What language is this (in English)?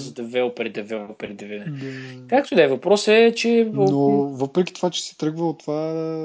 Bulgarian